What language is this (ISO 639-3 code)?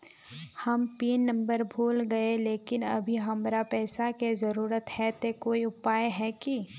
mag